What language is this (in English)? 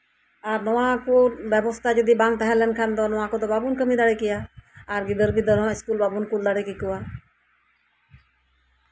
Santali